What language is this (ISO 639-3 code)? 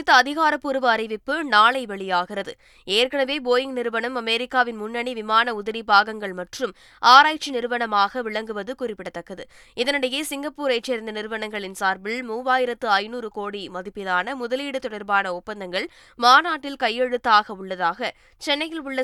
tam